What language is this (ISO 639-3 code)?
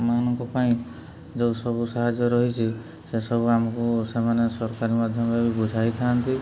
ori